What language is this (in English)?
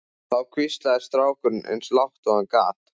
Icelandic